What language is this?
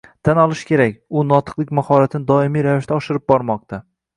Uzbek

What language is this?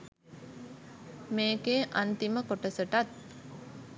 Sinhala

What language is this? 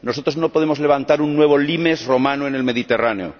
Spanish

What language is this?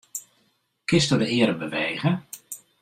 Western Frisian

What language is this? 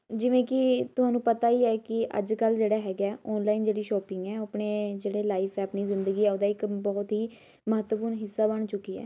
Punjabi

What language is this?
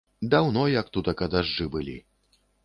Belarusian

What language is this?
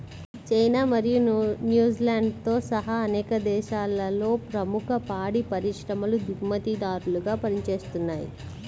Telugu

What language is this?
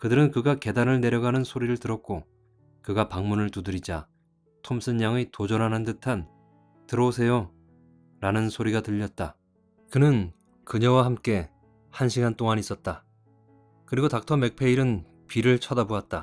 Korean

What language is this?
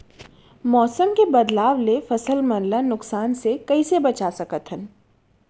Chhattisgarhi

